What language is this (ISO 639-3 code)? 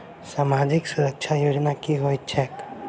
mai